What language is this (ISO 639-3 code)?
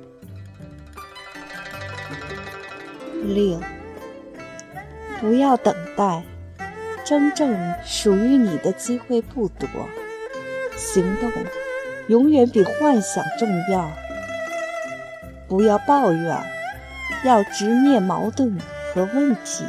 zho